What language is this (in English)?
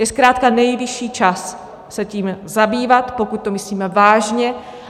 Czech